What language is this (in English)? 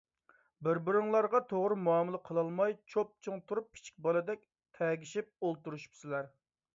Uyghur